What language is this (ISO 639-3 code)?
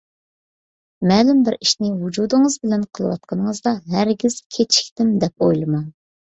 uig